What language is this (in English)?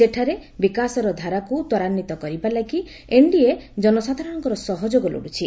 Odia